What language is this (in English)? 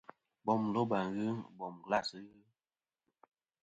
Kom